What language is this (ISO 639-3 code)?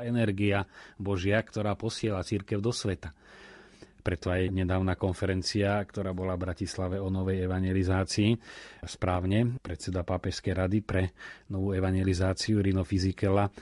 slk